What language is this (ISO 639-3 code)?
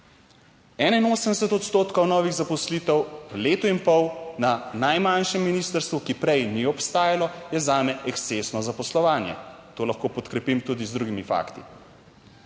slv